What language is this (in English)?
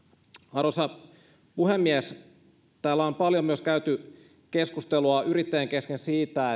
Finnish